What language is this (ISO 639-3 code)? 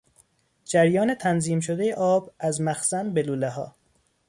fas